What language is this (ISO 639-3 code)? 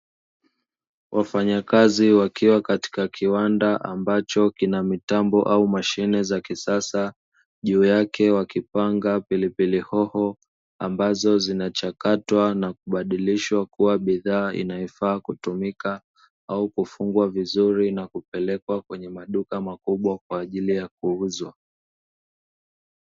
swa